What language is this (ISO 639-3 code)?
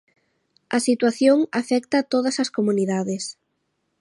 glg